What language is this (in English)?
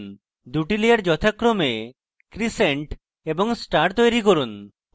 Bangla